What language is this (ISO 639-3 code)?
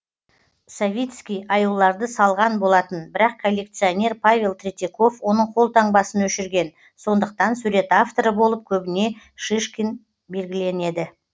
kaz